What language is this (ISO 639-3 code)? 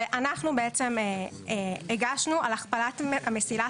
heb